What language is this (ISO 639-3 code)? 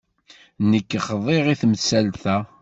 kab